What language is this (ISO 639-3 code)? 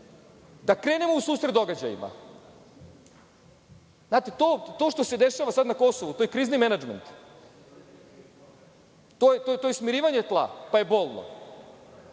srp